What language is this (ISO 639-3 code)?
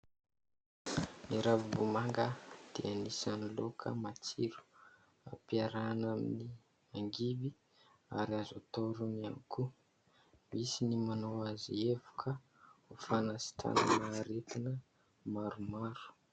mlg